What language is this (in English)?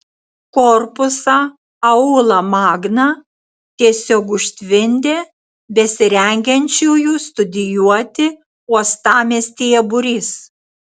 Lithuanian